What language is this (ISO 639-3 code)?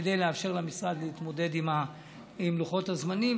heb